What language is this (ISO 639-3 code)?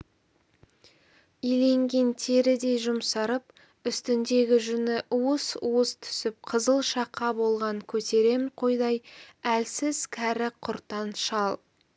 kaz